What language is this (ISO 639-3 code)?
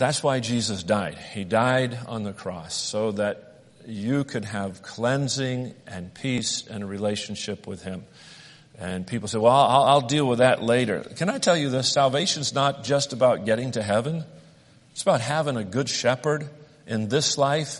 eng